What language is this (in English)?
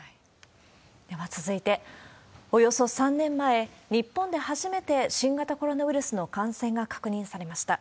Japanese